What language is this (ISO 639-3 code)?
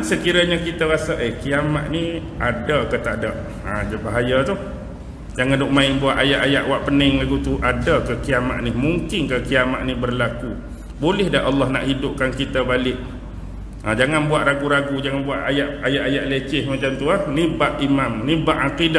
msa